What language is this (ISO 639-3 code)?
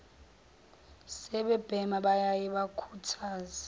zul